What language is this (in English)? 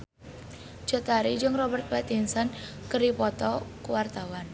Sundanese